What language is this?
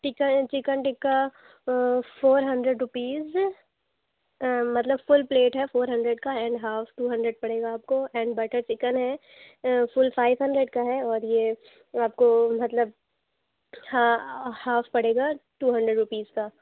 Urdu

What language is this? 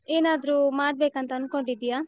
Kannada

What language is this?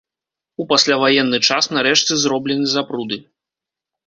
Belarusian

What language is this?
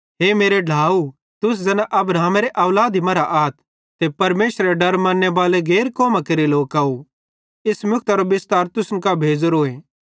Bhadrawahi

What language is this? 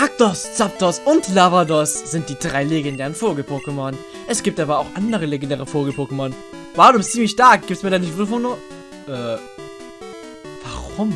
German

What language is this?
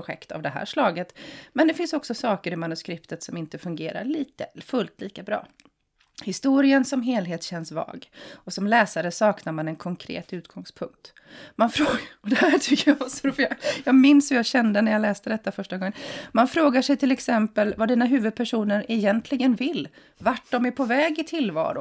Swedish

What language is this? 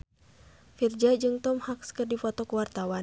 Sundanese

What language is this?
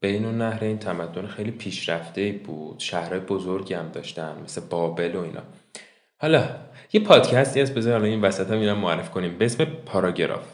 Persian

